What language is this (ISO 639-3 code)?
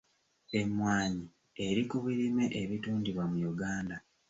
lug